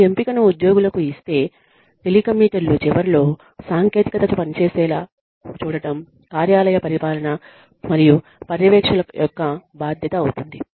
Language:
Telugu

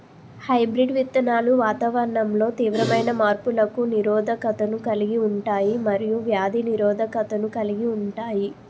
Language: Telugu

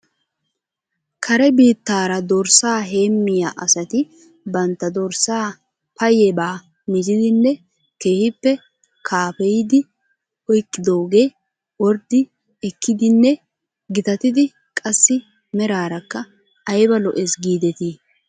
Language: Wolaytta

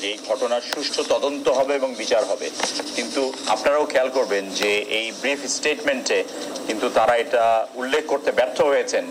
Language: Bangla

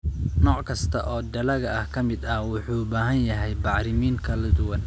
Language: Somali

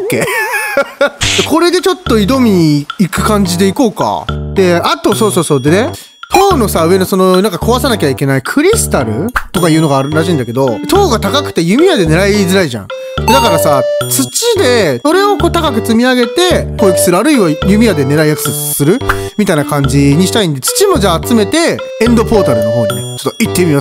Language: Japanese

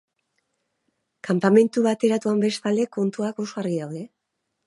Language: Basque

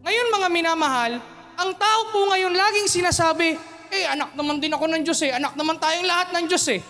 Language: Filipino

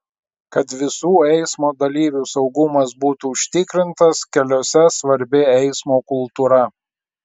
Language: Lithuanian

